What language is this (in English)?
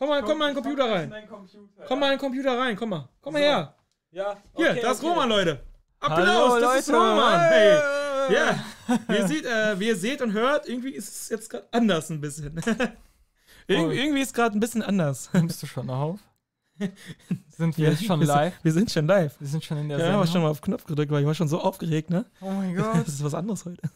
German